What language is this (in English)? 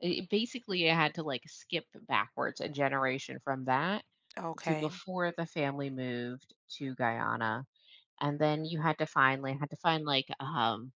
English